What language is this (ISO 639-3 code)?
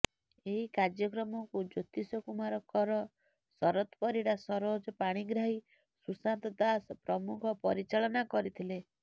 ori